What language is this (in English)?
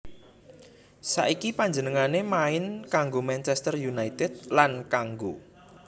Javanese